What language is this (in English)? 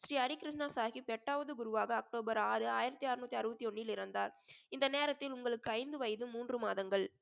Tamil